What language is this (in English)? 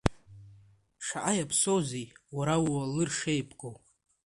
Abkhazian